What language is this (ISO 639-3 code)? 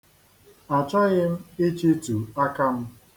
ibo